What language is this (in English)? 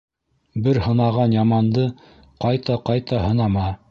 Bashkir